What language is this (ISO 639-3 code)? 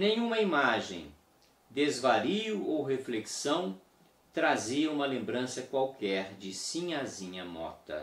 por